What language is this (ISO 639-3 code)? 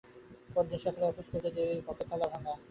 ben